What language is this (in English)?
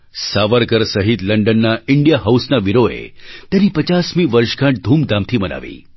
Gujarati